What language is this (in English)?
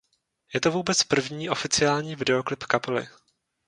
Czech